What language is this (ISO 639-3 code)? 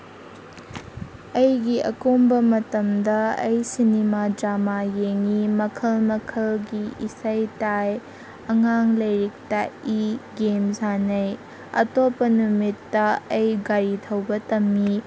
mni